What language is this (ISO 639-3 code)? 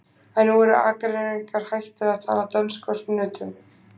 isl